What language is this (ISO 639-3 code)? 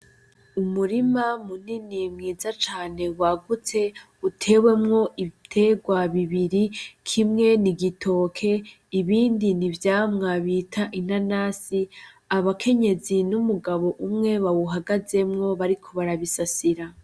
run